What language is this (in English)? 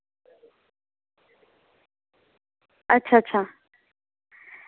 Dogri